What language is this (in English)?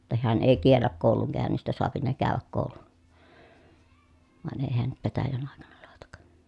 Finnish